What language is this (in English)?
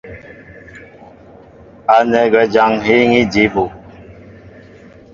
Mbo (Cameroon)